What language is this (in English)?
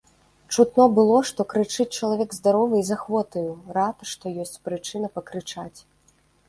Belarusian